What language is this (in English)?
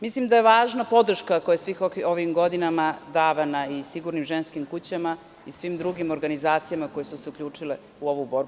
Serbian